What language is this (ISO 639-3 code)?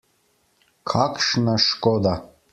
slv